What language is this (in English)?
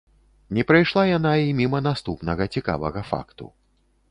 Belarusian